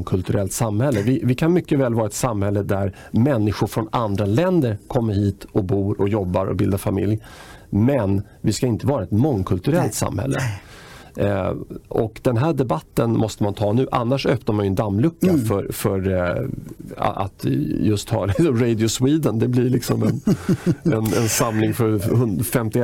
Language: Swedish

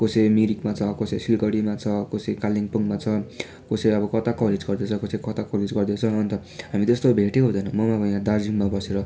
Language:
Nepali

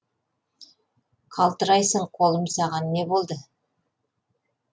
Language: Kazakh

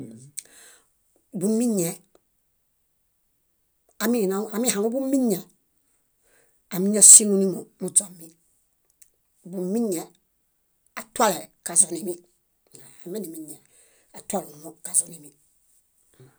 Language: Bayot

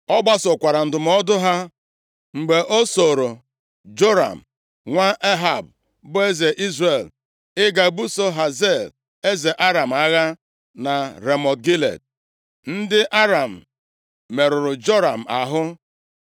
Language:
Igbo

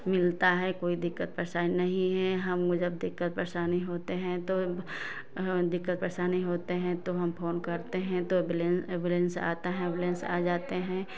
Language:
Hindi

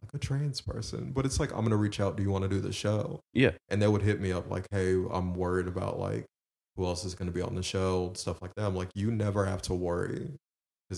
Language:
English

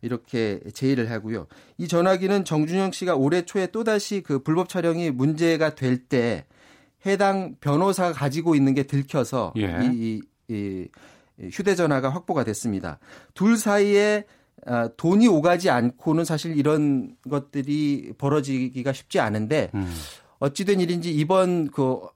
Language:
Korean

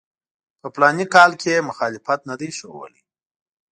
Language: Pashto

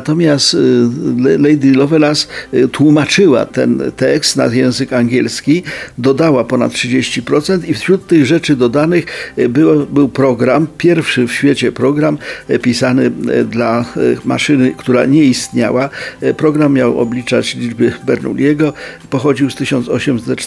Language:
Polish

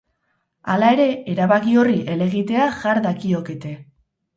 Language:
Basque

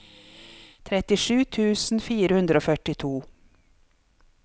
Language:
Norwegian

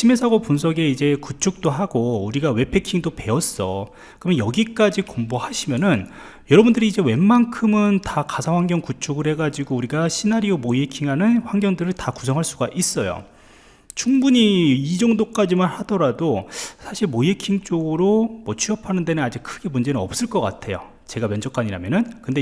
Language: Korean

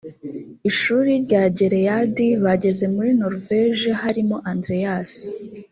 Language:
Kinyarwanda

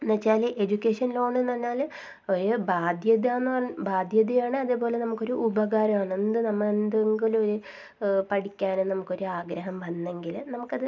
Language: Malayalam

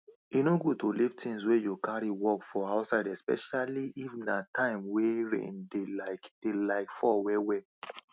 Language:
Nigerian Pidgin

